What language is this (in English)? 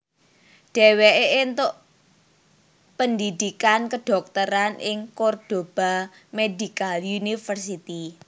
Javanese